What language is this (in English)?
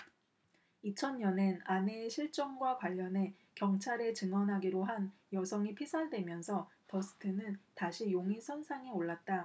Korean